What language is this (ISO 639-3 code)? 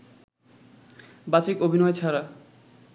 ben